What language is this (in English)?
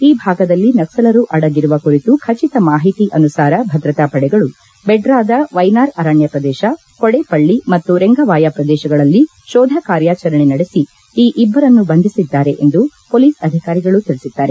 Kannada